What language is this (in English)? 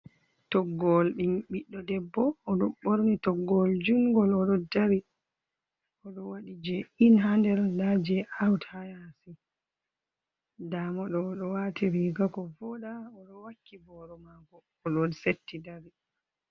Fula